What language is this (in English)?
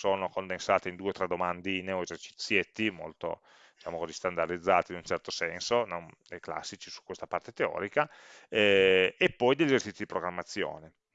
Italian